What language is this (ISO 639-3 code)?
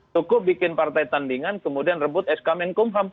ind